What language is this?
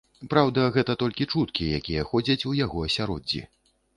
Belarusian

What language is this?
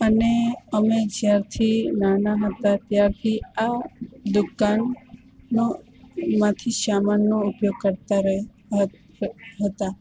Gujarati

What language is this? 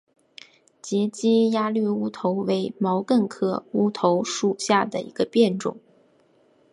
Chinese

